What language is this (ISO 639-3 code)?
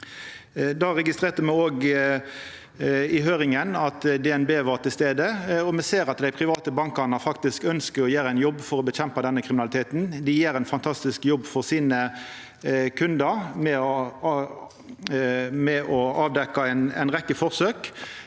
nor